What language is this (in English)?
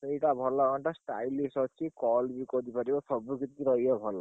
Odia